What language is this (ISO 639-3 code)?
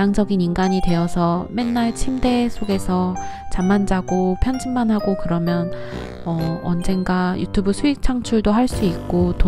kor